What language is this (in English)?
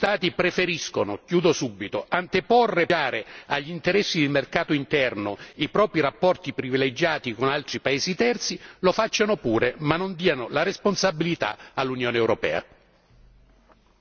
Italian